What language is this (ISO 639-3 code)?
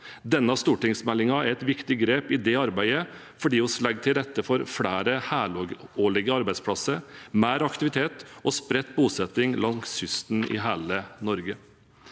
nor